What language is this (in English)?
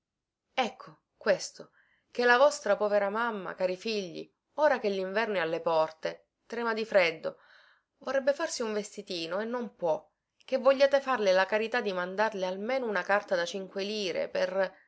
Italian